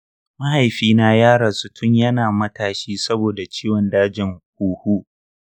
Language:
Hausa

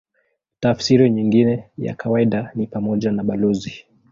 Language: Swahili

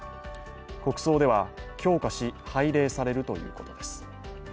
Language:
Japanese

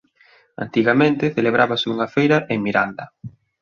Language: Galician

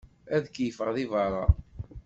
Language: Kabyle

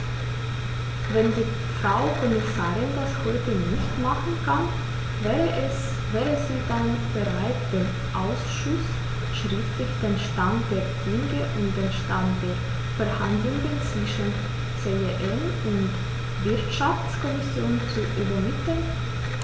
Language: German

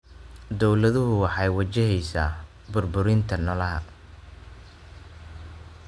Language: Somali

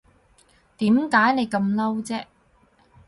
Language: Cantonese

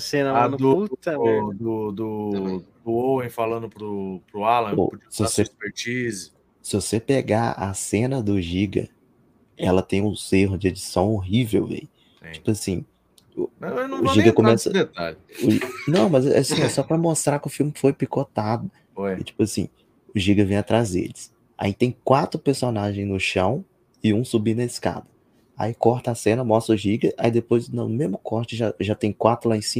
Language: Portuguese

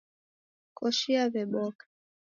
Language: Taita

